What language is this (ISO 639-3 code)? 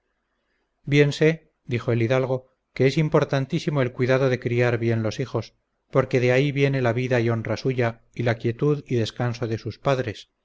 spa